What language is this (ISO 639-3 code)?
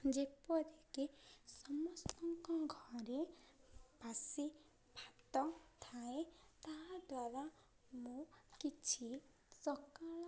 ori